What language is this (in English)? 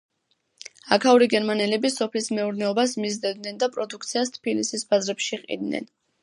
Georgian